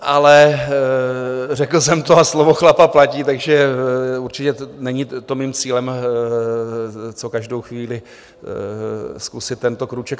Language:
Czech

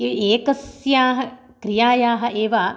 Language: Sanskrit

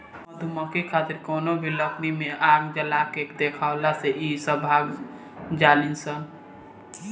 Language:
Bhojpuri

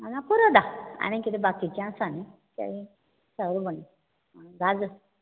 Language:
Konkani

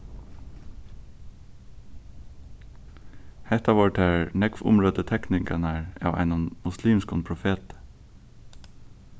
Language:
Faroese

